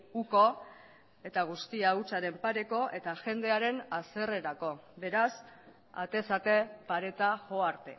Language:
Basque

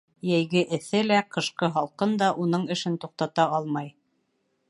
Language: Bashkir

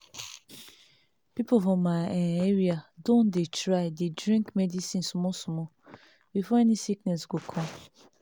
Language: Nigerian Pidgin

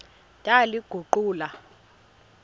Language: Xhosa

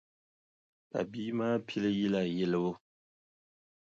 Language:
Dagbani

